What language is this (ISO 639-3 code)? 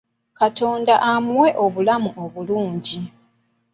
lug